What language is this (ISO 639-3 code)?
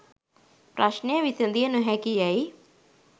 sin